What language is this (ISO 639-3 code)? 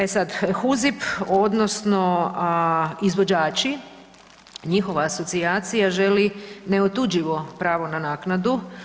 hrv